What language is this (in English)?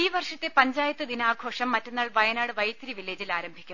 Malayalam